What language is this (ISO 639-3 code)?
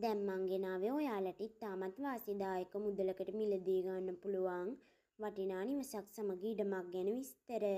ron